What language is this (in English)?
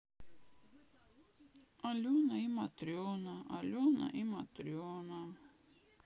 Russian